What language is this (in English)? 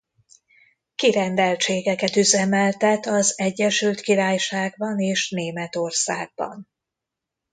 Hungarian